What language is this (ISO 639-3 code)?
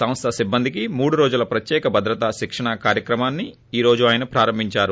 tel